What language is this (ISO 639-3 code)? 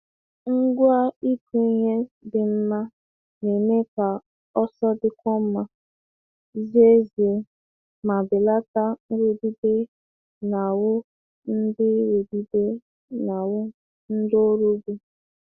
ibo